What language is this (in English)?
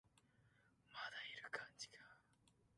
Japanese